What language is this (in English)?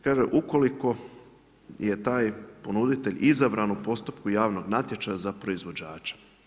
Croatian